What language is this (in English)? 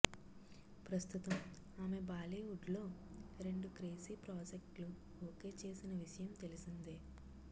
Telugu